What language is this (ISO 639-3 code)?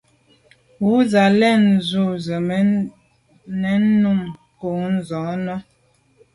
byv